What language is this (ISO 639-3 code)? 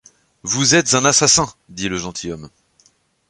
fra